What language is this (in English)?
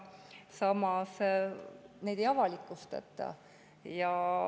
Estonian